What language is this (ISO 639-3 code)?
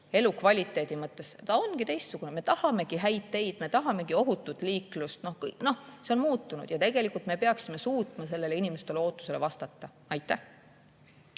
est